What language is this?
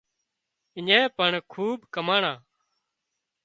Wadiyara Koli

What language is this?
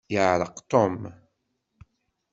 Kabyle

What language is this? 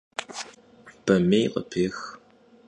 Kabardian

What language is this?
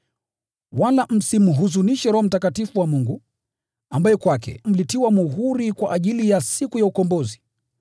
Swahili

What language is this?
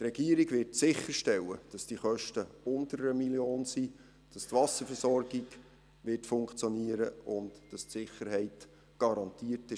Swiss German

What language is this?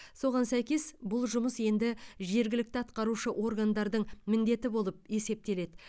Kazakh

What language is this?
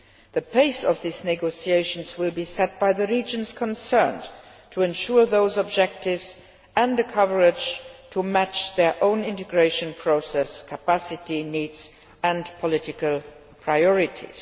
English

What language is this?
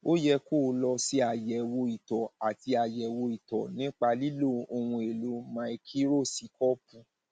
Yoruba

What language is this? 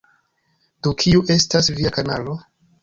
Esperanto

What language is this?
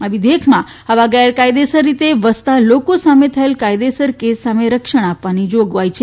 Gujarati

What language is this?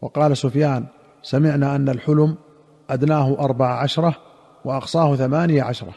Arabic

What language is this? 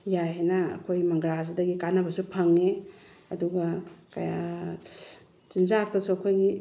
Manipuri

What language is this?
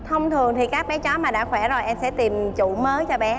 Vietnamese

